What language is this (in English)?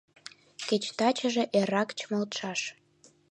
Mari